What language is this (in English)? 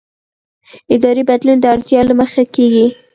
Pashto